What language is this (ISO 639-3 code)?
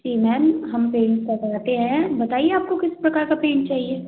hin